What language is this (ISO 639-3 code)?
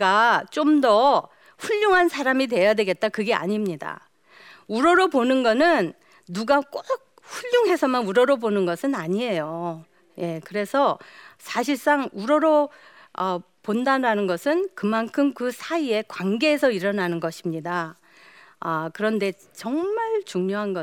kor